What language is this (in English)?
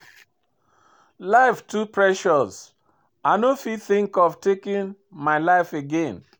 Nigerian Pidgin